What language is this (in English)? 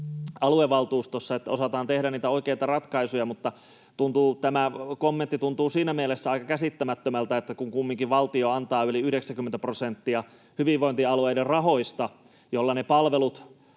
Finnish